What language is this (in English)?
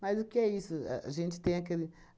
Portuguese